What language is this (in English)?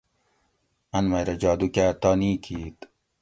Gawri